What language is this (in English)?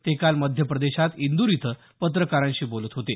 Marathi